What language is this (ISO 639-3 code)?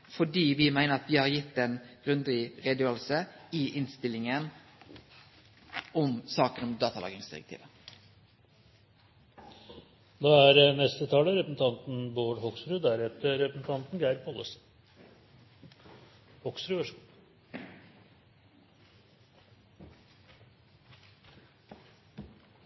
nno